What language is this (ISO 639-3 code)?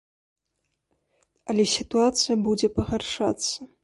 bel